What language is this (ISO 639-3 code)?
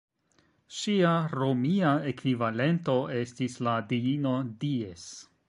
epo